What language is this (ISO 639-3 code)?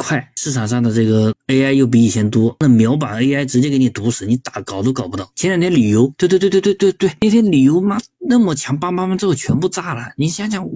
zho